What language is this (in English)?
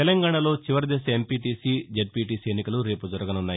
Telugu